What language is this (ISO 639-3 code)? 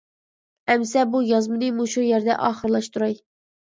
uig